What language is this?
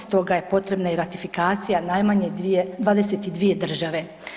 Croatian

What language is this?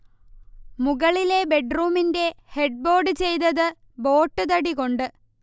Malayalam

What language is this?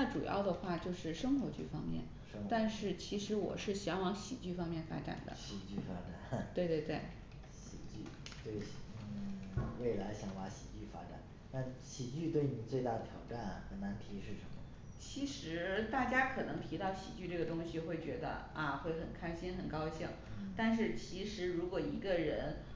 Chinese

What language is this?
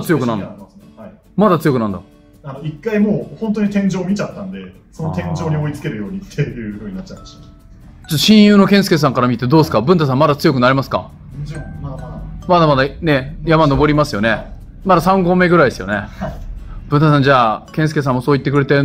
Japanese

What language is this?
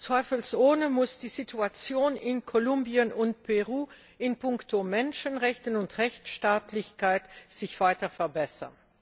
German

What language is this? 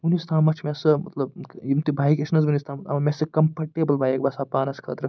Kashmiri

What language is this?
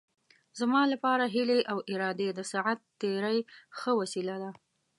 Pashto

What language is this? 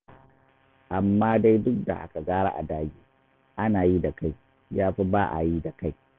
Hausa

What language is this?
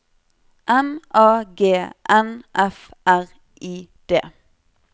Norwegian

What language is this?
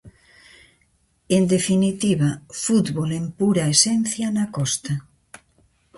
Galician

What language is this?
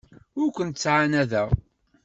Kabyle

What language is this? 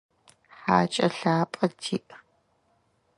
Adyghe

